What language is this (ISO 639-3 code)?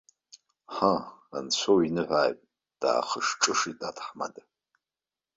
abk